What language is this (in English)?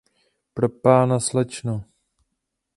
Czech